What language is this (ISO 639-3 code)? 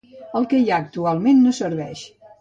cat